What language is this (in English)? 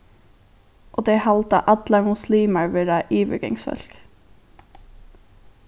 Faroese